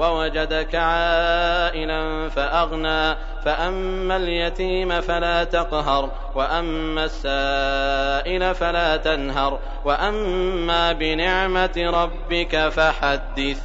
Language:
Arabic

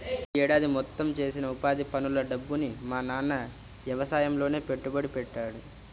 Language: Telugu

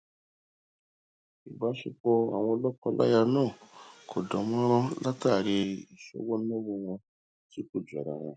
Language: Yoruba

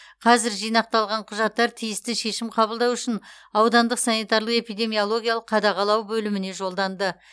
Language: Kazakh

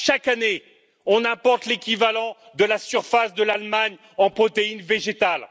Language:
French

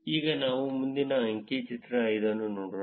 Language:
Kannada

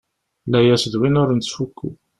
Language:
Kabyle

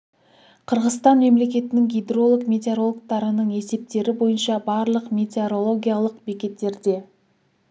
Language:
Kazakh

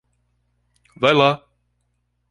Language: Portuguese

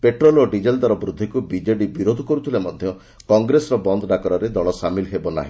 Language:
Odia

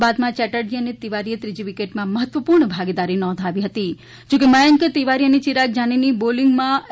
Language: Gujarati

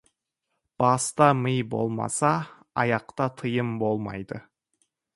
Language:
Kazakh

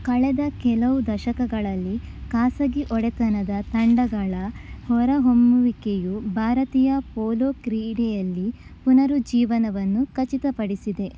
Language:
Kannada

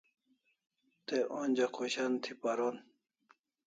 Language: Kalasha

